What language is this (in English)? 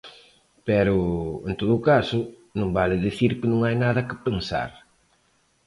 Galician